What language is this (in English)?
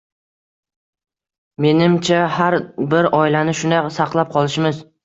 Uzbek